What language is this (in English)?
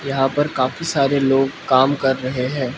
Hindi